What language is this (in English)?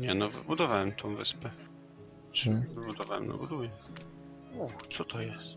Polish